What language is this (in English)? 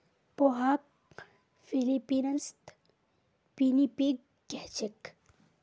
Magahi